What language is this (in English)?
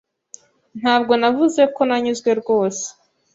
Kinyarwanda